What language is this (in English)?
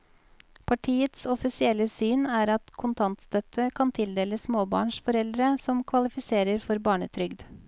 Norwegian